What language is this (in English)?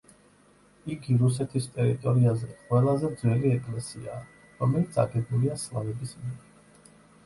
Georgian